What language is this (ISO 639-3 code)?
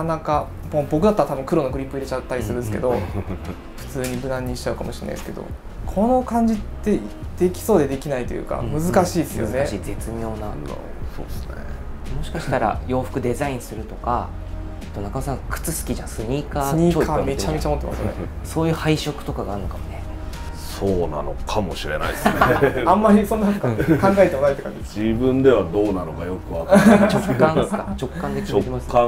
jpn